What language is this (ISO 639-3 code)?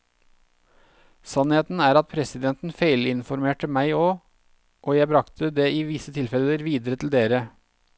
nor